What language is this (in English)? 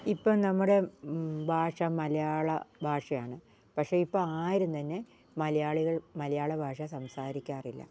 Malayalam